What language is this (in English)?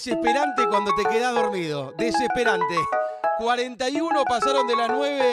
Spanish